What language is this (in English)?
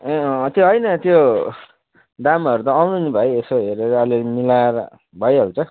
Nepali